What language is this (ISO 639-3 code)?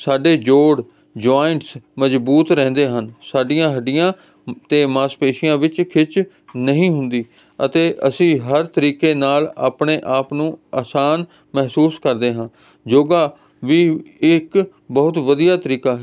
pan